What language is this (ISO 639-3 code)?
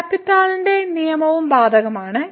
mal